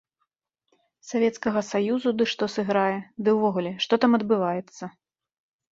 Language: Belarusian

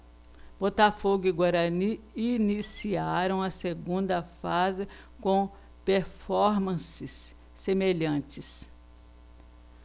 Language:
Portuguese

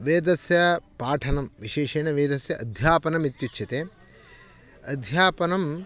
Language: Sanskrit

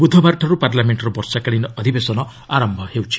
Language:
Odia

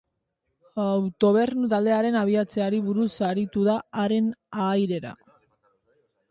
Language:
Basque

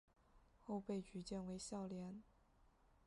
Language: Chinese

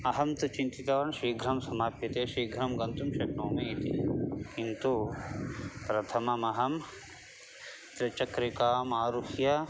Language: Sanskrit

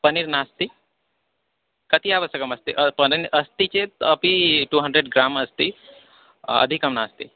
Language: Sanskrit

